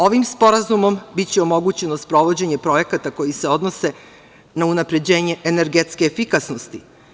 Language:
Serbian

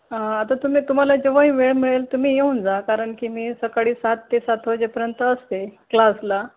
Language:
Marathi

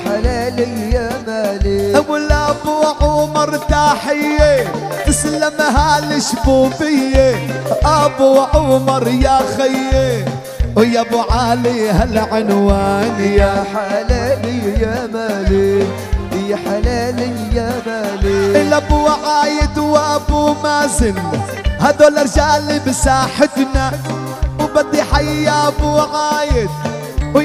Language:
Arabic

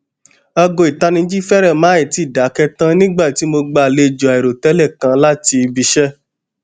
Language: Yoruba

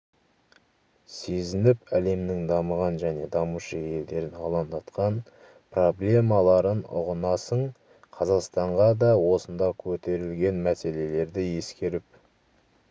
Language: Kazakh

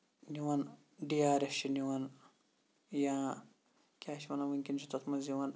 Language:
Kashmiri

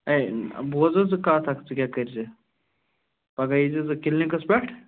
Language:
Kashmiri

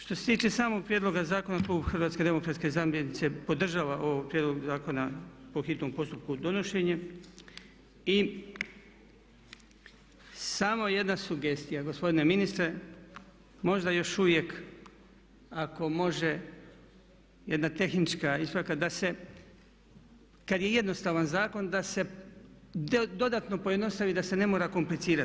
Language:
Croatian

